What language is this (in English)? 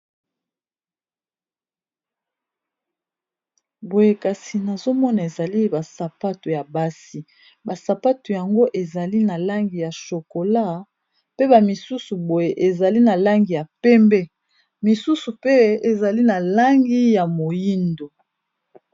Lingala